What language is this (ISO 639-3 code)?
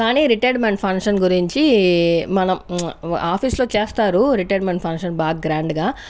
tel